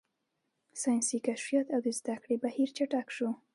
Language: Pashto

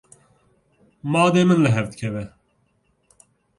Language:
Kurdish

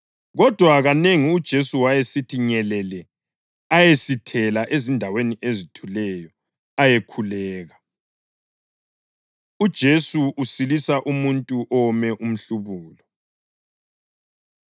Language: North Ndebele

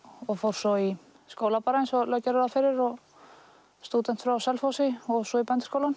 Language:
Icelandic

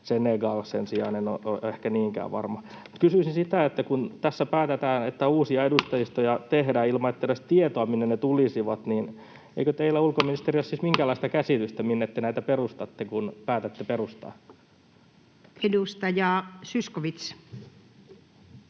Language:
Finnish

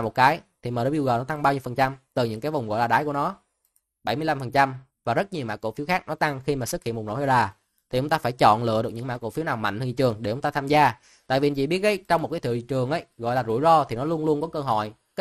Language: Vietnamese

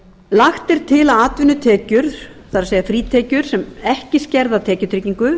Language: Icelandic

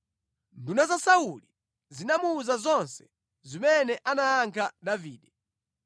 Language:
Nyanja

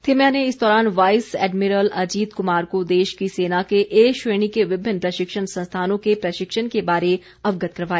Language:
Hindi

